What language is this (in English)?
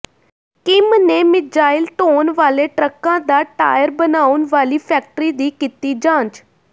Punjabi